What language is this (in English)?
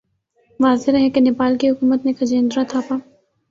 Urdu